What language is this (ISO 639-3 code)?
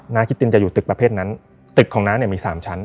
tha